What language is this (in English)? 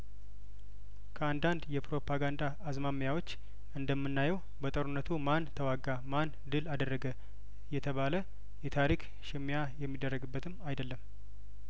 Amharic